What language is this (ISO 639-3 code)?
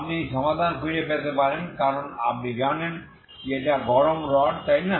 ben